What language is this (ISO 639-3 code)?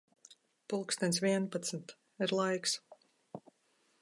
lav